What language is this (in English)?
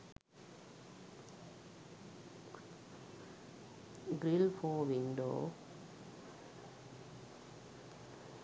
Sinhala